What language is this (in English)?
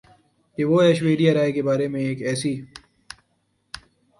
Urdu